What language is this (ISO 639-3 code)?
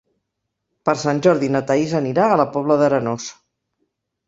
cat